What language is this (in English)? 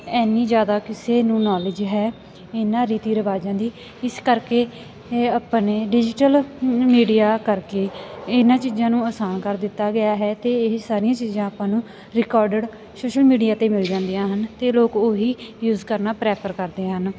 Punjabi